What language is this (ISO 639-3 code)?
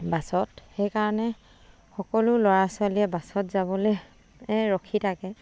asm